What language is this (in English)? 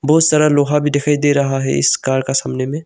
Hindi